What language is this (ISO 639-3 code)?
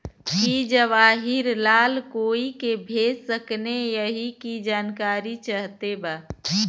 bho